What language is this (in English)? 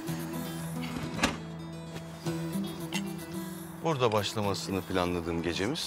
Turkish